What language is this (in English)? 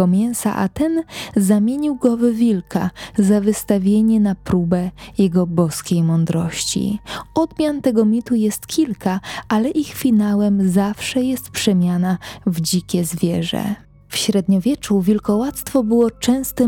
Polish